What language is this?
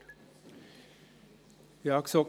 Swiss German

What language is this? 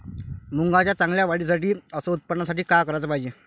Marathi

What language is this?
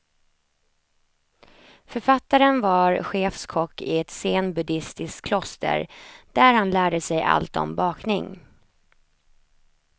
Swedish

